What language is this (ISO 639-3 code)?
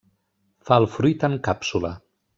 cat